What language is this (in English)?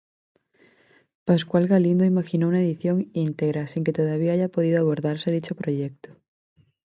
Spanish